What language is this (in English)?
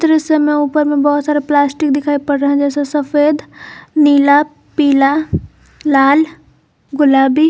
Hindi